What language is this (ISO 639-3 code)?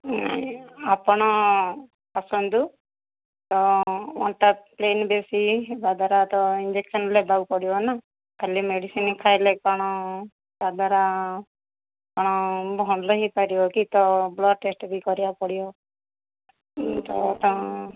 ori